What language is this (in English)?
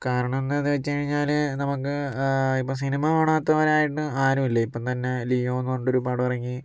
Malayalam